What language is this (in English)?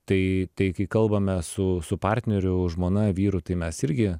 Lithuanian